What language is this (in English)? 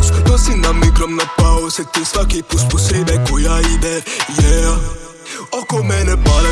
Croatian